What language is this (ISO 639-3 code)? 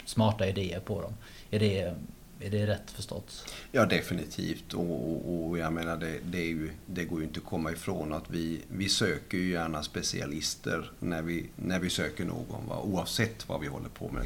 swe